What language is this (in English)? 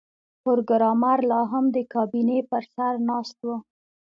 Pashto